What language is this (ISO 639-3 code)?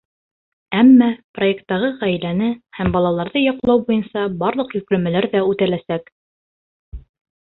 bak